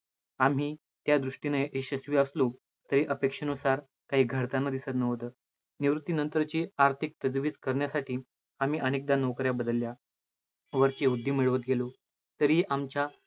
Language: Marathi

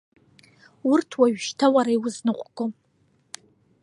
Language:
Abkhazian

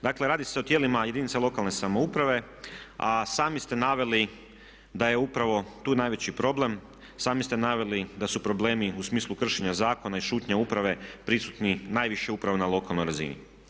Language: Croatian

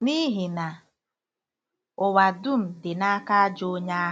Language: Igbo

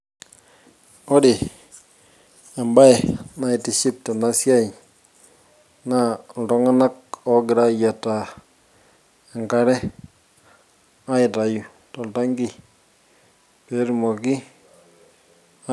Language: Masai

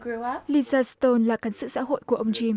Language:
Vietnamese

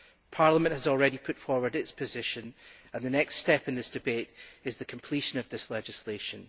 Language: English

